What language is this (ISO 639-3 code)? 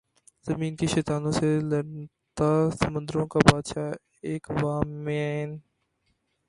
urd